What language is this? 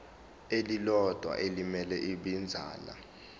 Zulu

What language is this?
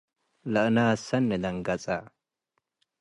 Tigre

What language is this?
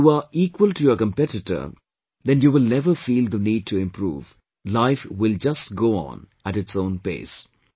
English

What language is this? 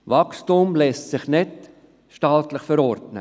Swiss German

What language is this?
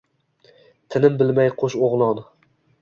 Uzbek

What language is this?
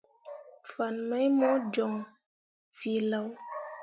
Mundang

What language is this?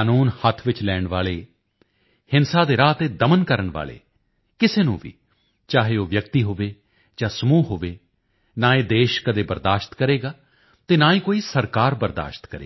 Punjabi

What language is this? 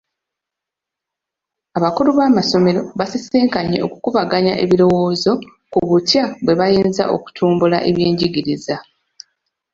Ganda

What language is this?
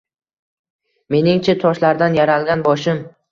Uzbek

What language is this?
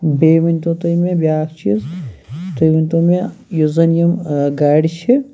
Kashmiri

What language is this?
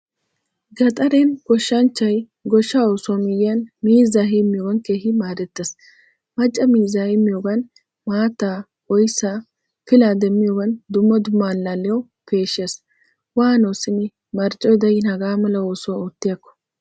Wolaytta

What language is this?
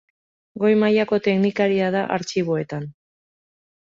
Basque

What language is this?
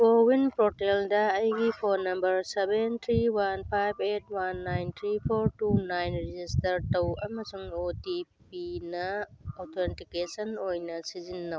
Manipuri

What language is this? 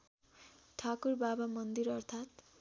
Nepali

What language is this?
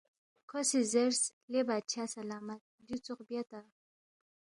Balti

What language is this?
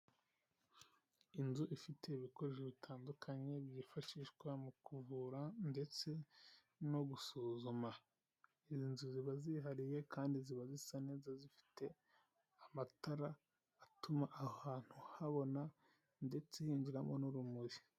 Kinyarwanda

